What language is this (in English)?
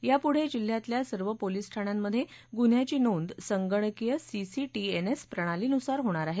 Marathi